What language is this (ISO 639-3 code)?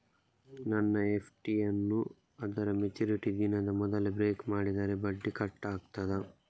kan